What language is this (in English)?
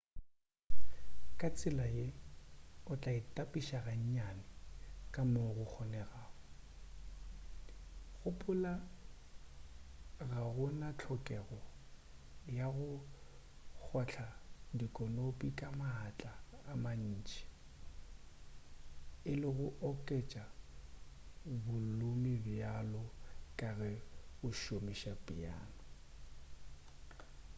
Northern Sotho